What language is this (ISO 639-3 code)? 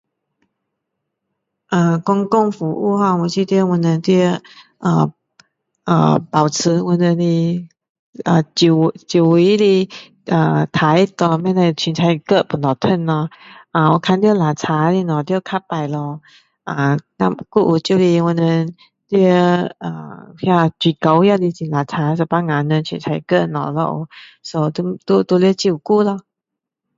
cdo